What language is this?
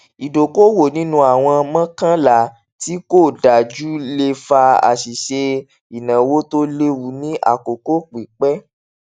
Yoruba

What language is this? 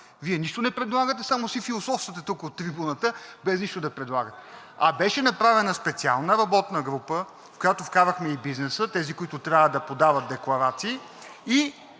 Bulgarian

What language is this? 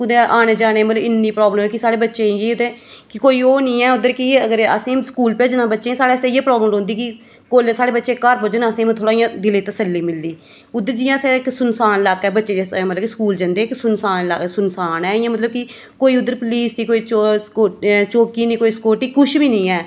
Dogri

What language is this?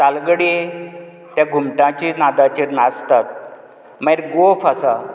Konkani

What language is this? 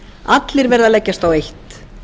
Icelandic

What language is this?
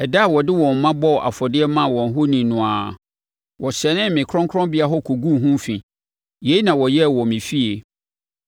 Akan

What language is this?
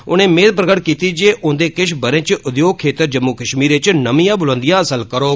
Dogri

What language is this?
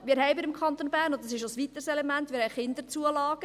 Swiss German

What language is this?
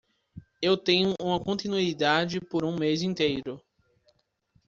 Portuguese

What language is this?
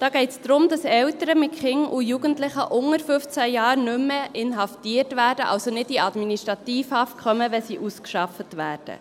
Swiss German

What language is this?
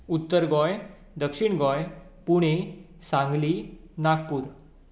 Konkani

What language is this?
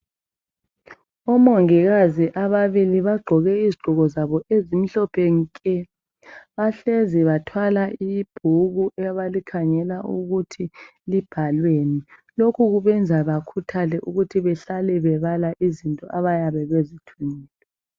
North Ndebele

